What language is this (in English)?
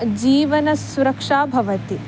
Sanskrit